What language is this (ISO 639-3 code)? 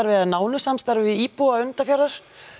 isl